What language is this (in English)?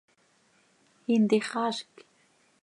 Seri